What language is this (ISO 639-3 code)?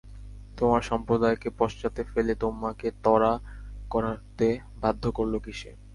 ben